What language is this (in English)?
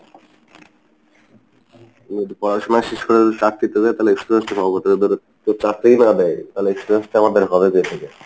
Bangla